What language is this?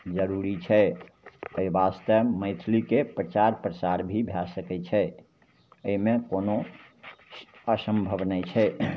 Maithili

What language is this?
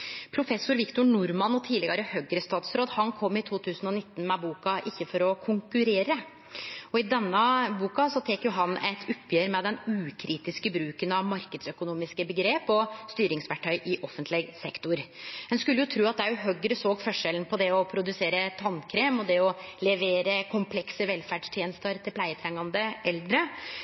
Norwegian Nynorsk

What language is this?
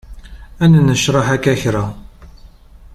Kabyle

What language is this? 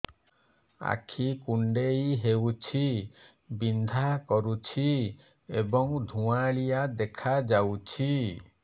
Odia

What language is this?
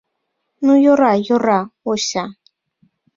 Mari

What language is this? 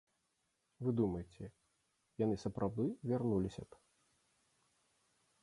Belarusian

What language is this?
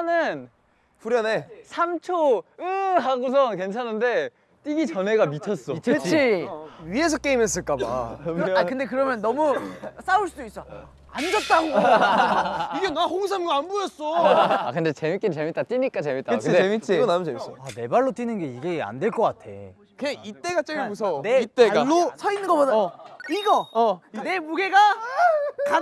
Korean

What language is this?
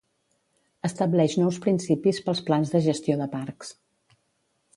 Catalan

